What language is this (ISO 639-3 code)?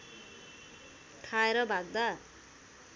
nep